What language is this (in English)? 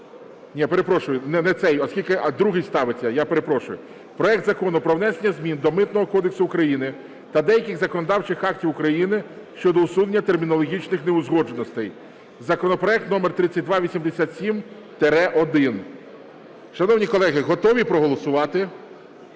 Ukrainian